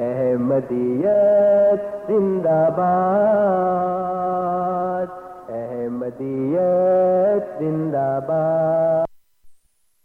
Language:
Urdu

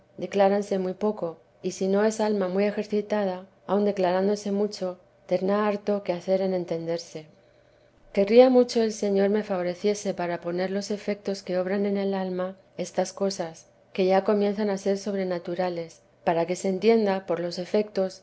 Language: Spanish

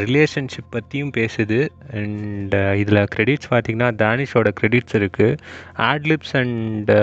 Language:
Tamil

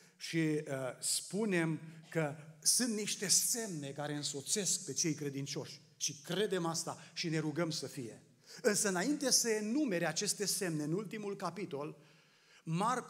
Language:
Romanian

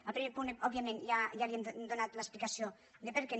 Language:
Catalan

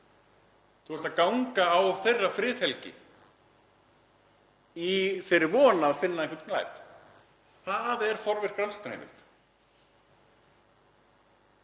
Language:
Icelandic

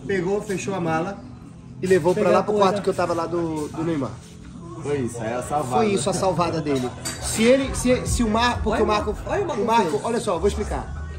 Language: Portuguese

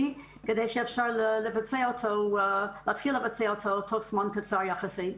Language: Hebrew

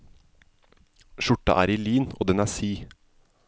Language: Norwegian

